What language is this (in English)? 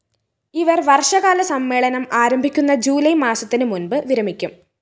Malayalam